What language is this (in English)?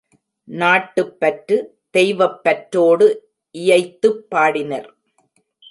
Tamil